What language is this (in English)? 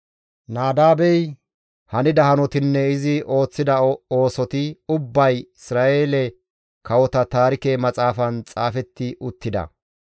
Gamo